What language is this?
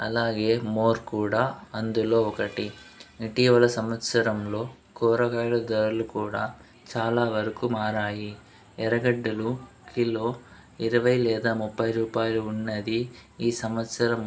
Telugu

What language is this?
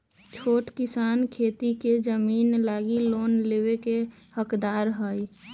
Magahi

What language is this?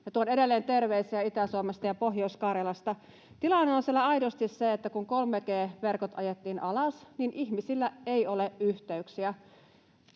Finnish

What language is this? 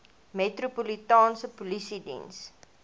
Afrikaans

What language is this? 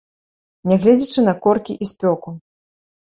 Belarusian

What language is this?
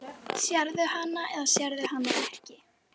Icelandic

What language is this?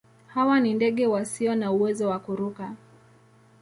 Swahili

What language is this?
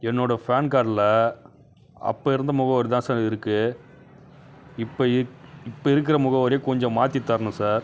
Tamil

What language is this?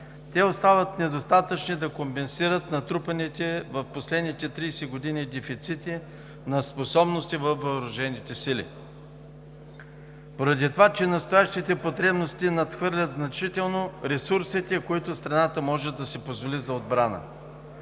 Bulgarian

